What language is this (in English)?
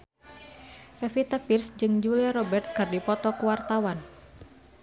Sundanese